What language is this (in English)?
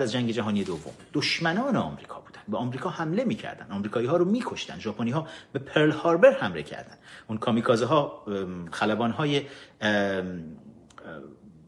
Persian